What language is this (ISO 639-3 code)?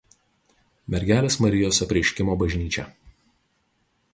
lit